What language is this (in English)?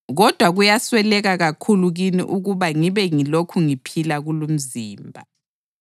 North Ndebele